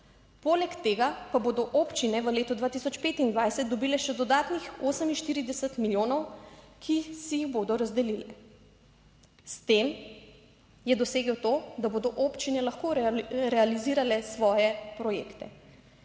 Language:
Slovenian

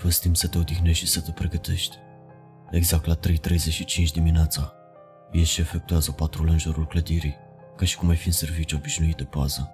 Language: Romanian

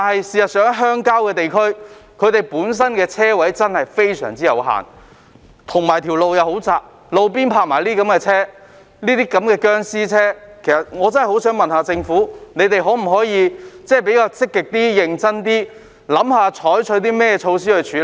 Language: Cantonese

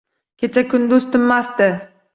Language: Uzbek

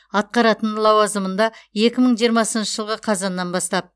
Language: Kazakh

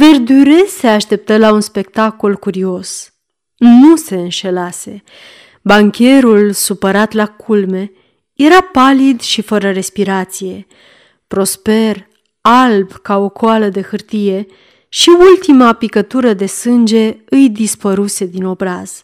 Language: Romanian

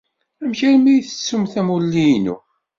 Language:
Kabyle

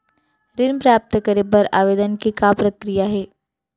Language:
Chhattisgarhi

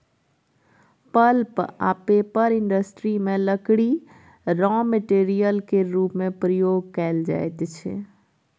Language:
Maithili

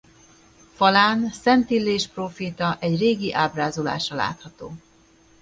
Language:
Hungarian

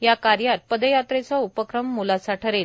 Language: Marathi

